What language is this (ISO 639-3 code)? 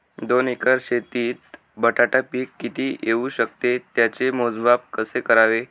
mar